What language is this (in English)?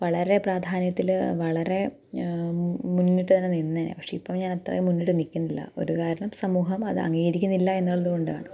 Malayalam